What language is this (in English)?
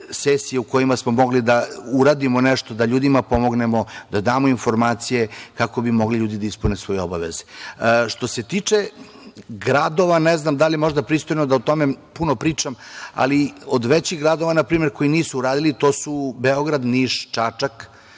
Serbian